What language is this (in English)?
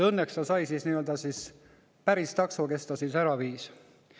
Estonian